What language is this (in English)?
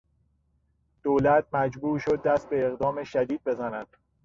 Persian